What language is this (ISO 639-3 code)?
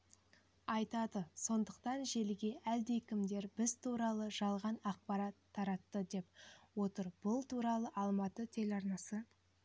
kaz